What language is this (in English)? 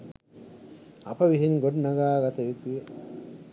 Sinhala